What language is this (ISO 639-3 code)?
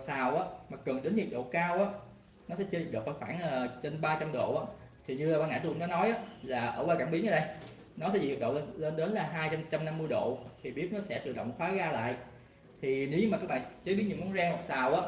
vie